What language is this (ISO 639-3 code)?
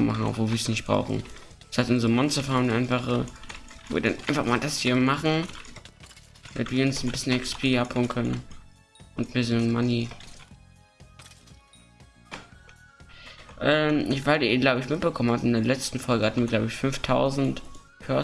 deu